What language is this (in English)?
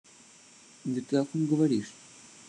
Russian